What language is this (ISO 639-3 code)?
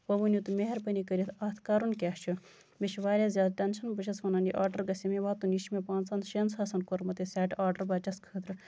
kas